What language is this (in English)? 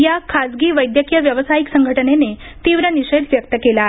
Marathi